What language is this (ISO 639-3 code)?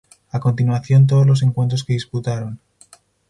spa